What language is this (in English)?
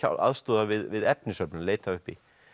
Icelandic